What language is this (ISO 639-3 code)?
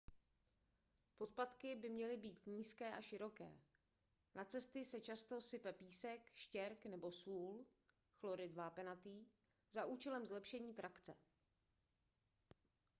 ces